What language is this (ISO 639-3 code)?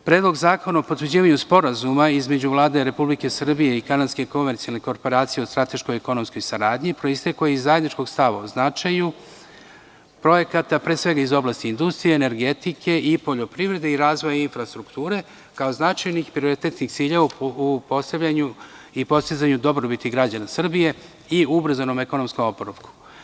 srp